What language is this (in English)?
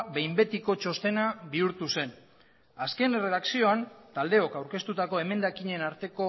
Basque